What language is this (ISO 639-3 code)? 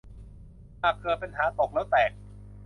tha